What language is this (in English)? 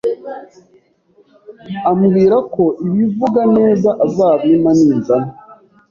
Kinyarwanda